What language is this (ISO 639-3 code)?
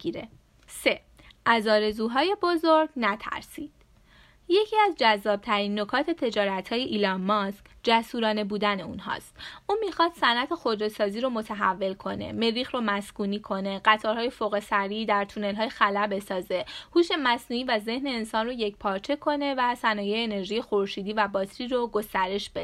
fas